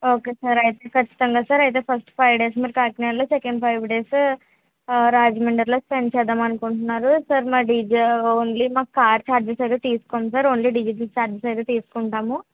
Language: Telugu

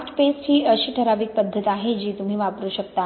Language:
Marathi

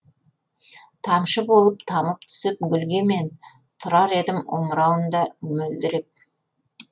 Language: Kazakh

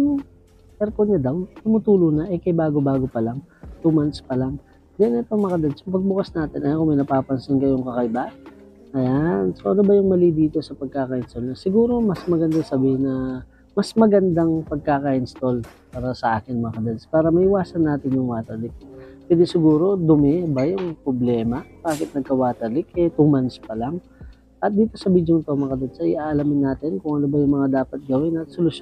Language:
Filipino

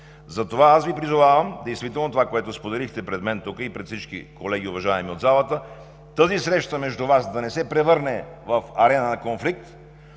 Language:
Bulgarian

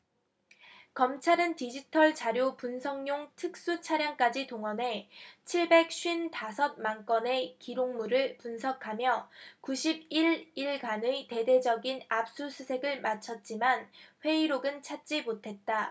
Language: Korean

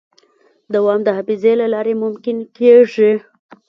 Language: Pashto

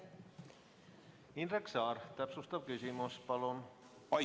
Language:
Estonian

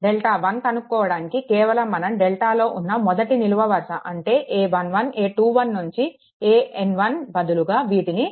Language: Telugu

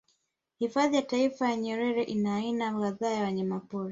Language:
Swahili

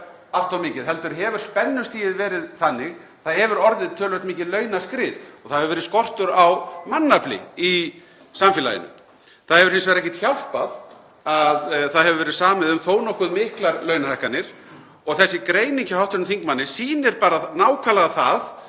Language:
Icelandic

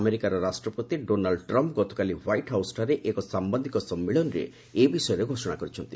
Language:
Odia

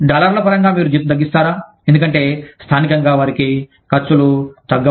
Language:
Telugu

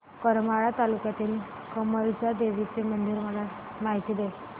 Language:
Marathi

